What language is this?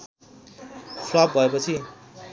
Nepali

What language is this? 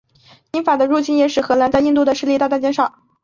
Chinese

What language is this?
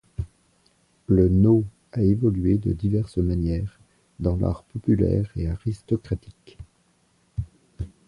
French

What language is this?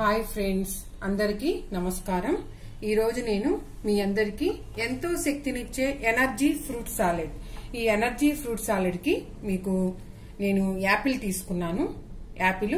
Telugu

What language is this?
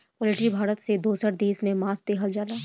Bhojpuri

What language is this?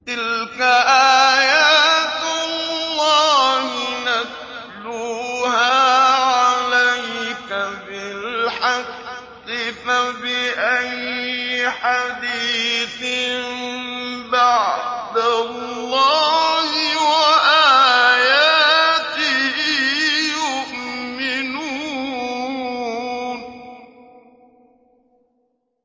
Arabic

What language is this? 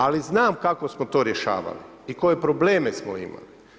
Croatian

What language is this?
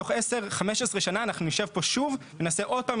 Hebrew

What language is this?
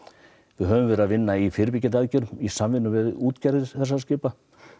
Icelandic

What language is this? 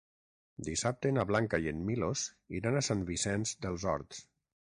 Catalan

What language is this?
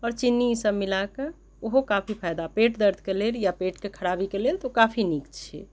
Maithili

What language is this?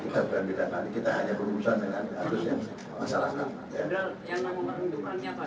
Indonesian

